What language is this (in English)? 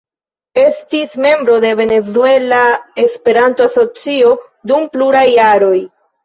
Esperanto